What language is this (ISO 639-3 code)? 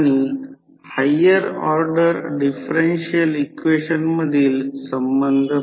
mar